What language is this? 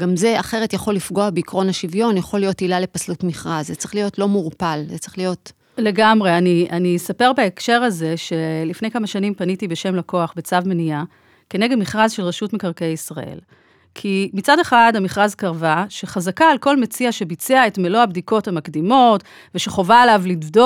Hebrew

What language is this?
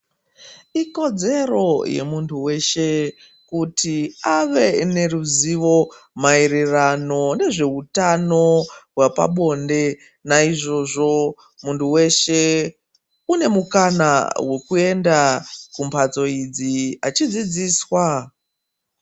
Ndau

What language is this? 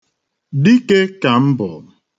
Igbo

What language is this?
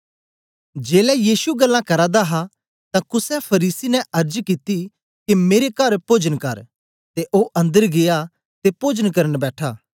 Dogri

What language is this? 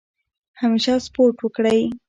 Pashto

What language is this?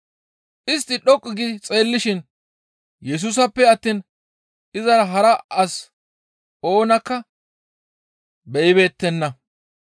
Gamo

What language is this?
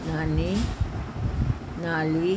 Punjabi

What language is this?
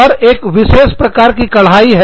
Hindi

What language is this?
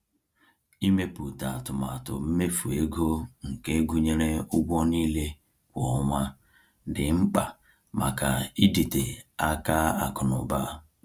Igbo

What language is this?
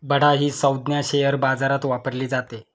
Marathi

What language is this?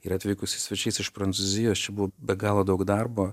Lithuanian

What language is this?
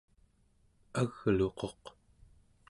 Central Yupik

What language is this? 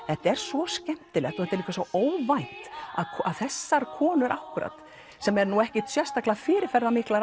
Icelandic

